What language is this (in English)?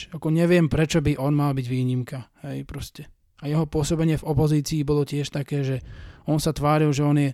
Slovak